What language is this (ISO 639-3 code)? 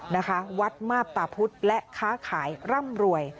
tha